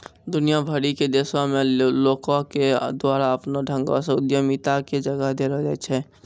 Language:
Maithili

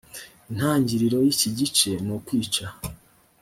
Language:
Kinyarwanda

